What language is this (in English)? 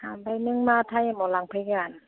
Bodo